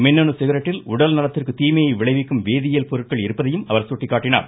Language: Tamil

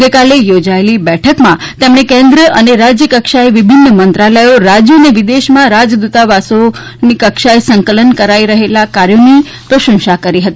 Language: Gujarati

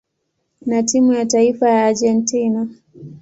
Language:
Swahili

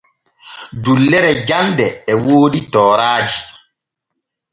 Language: Borgu Fulfulde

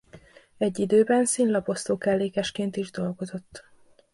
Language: Hungarian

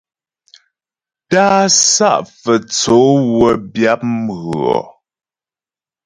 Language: Ghomala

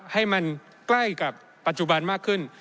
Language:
Thai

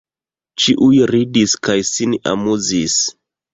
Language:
Esperanto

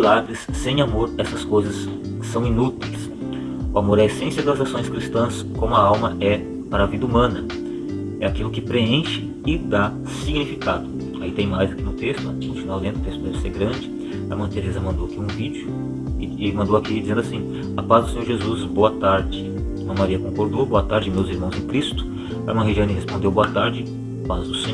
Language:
Portuguese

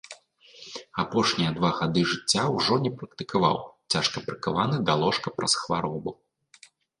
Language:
Belarusian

